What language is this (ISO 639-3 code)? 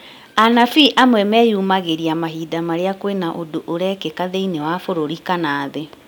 kik